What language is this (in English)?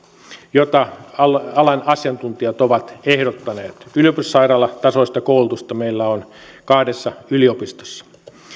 Finnish